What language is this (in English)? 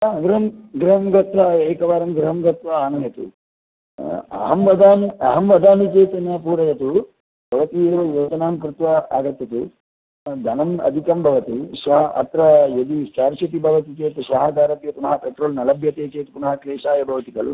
Sanskrit